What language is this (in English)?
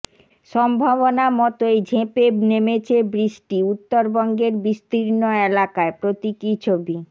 Bangla